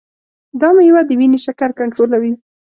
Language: Pashto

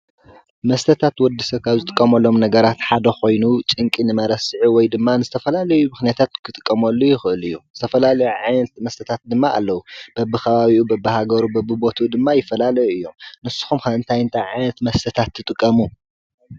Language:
Tigrinya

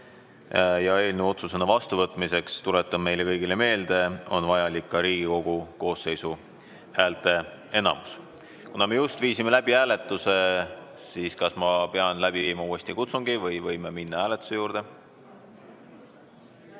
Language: Estonian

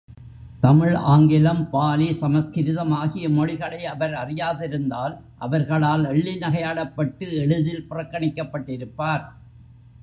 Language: Tamil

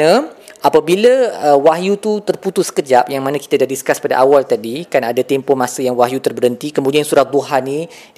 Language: Malay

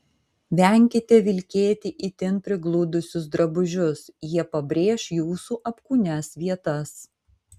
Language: Lithuanian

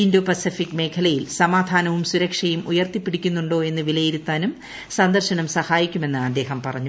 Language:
Malayalam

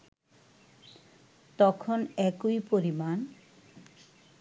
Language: Bangla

